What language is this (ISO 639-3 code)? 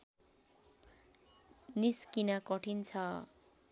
nep